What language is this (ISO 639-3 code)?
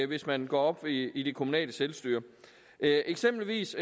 dan